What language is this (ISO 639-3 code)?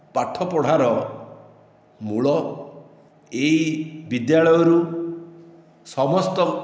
ori